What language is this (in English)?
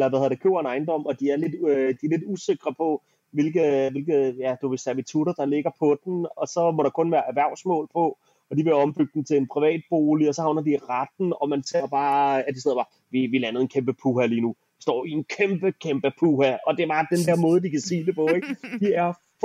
Danish